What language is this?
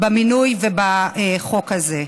Hebrew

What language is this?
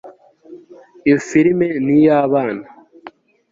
Kinyarwanda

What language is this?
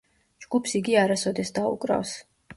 Georgian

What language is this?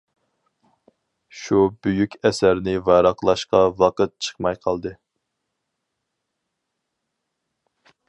Uyghur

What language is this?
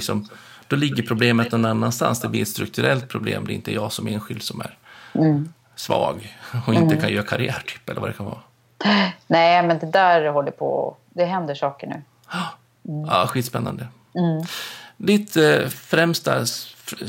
Swedish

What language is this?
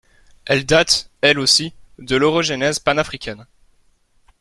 French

